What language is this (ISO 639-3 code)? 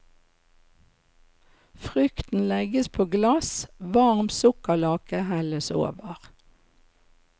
nor